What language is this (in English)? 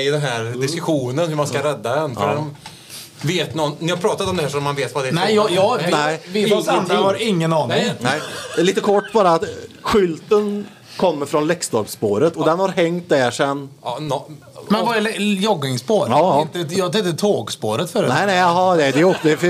Swedish